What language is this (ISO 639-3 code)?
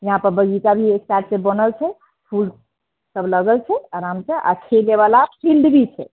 mai